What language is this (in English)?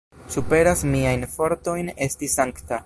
Esperanto